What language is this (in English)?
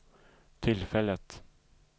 Swedish